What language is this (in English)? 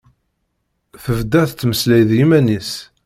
Kabyle